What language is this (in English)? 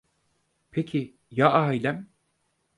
Turkish